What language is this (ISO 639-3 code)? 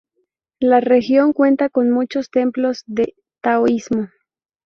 spa